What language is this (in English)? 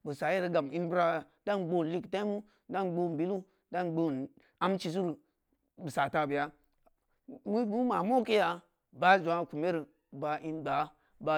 Samba Leko